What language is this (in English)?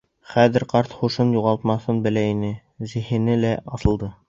Bashkir